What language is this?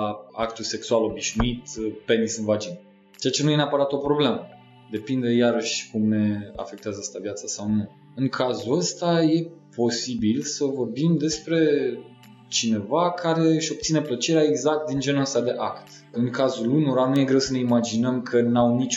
Romanian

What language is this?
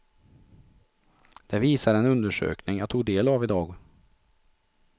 Swedish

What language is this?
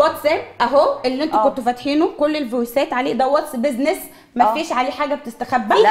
Arabic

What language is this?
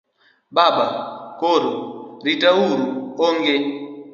Luo (Kenya and Tanzania)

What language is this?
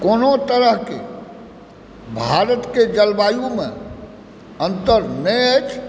Maithili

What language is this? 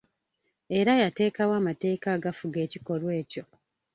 Ganda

